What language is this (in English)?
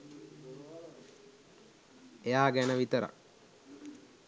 Sinhala